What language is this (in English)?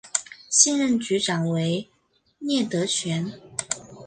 Chinese